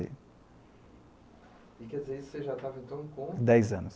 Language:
Portuguese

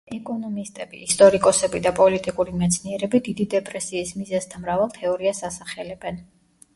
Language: Georgian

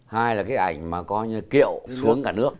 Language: Vietnamese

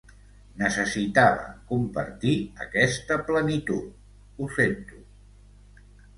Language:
Catalan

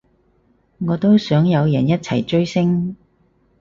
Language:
Cantonese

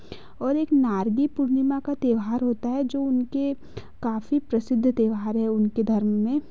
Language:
Hindi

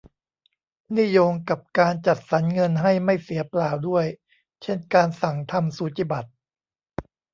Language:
Thai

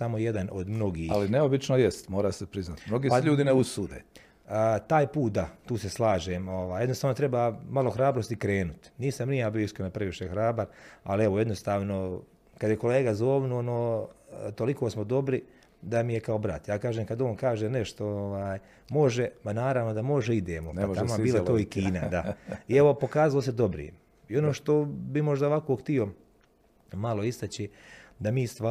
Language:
Croatian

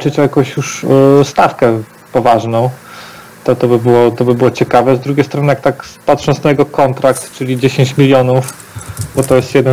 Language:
Polish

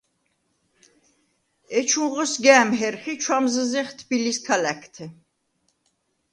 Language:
Svan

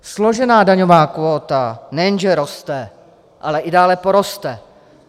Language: Czech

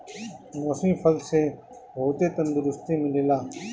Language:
Bhojpuri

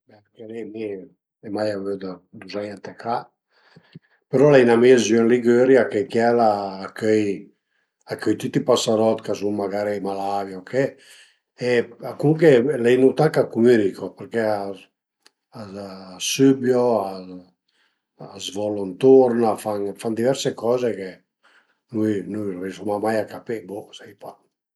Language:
Piedmontese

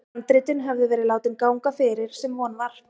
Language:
Icelandic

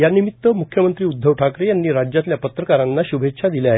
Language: Marathi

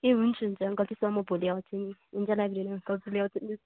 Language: Nepali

